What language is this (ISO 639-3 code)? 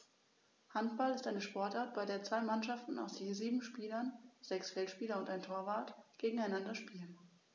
deu